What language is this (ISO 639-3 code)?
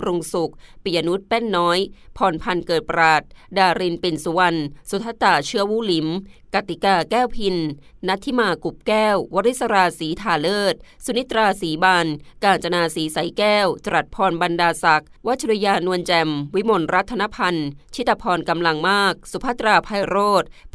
tha